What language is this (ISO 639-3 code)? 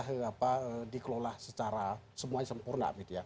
ind